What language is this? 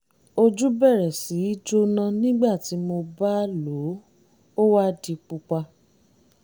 Yoruba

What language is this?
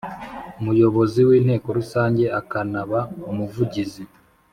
Kinyarwanda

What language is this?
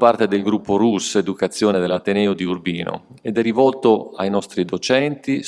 Italian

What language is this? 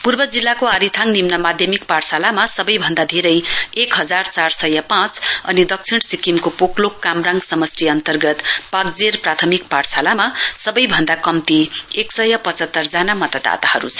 Nepali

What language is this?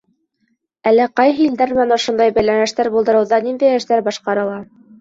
Bashkir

